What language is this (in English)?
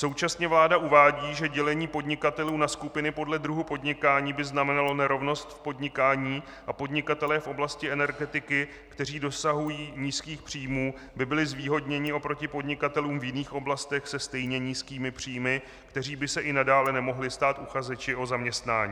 Czech